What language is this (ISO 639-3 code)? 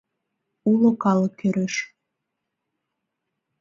chm